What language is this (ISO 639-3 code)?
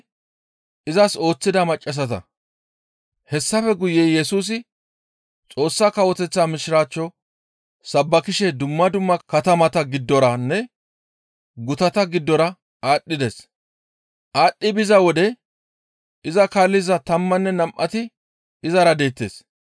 gmv